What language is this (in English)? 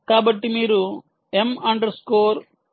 Telugu